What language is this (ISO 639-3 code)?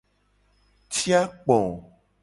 gej